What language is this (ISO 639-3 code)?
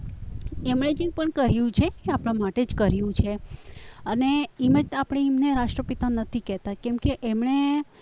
guj